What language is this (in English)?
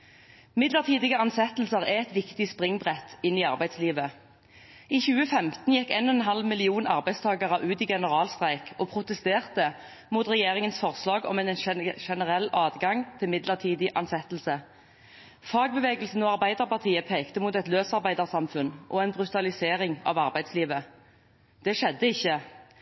Norwegian Bokmål